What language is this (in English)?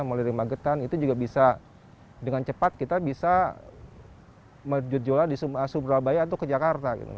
Indonesian